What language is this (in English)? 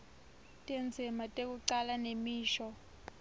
Swati